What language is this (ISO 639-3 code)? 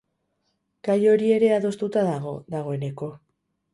eus